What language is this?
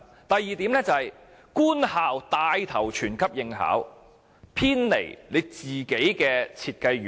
Cantonese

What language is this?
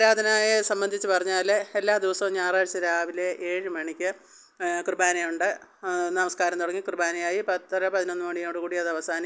Malayalam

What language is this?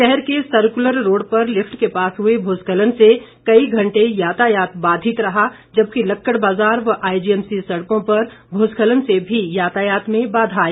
Hindi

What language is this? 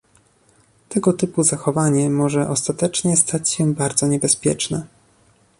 Polish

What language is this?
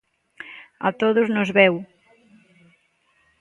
Galician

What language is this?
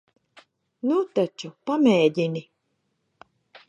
Latvian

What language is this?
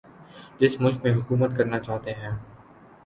Urdu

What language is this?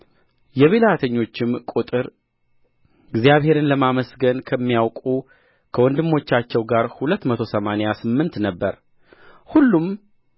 Amharic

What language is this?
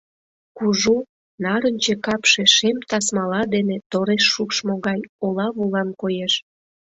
Mari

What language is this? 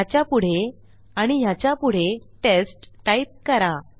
Marathi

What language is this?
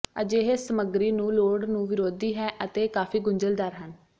Punjabi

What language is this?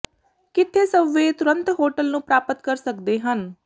Punjabi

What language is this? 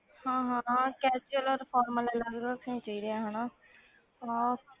Punjabi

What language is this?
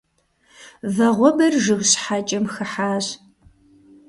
Kabardian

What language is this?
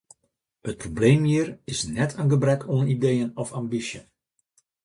Western Frisian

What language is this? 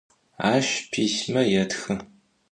Adyghe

